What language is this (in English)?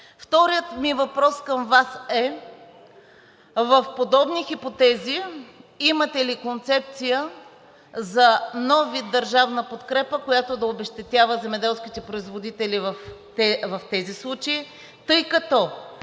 Bulgarian